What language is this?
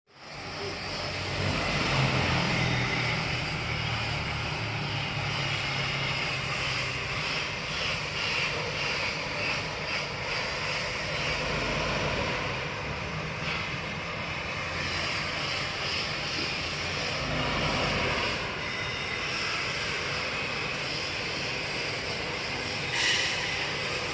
Vietnamese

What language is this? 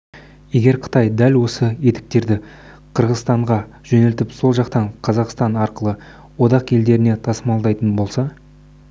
Kazakh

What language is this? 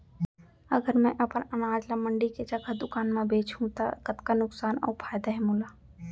Chhattisgarhi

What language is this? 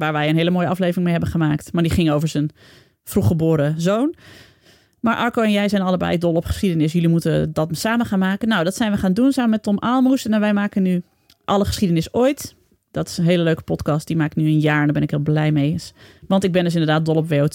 Dutch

